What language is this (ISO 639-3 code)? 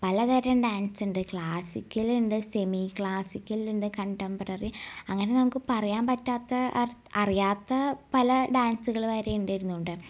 mal